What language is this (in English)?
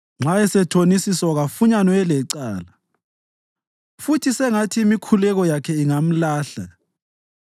North Ndebele